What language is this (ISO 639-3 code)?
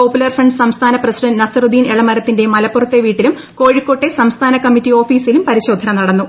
mal